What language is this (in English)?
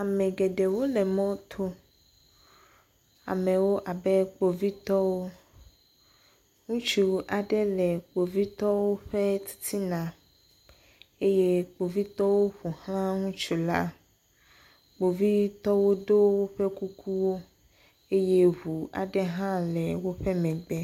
Ewe